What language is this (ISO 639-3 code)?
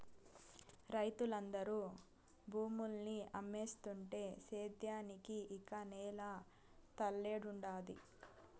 tel